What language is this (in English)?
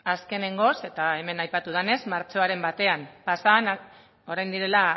Basque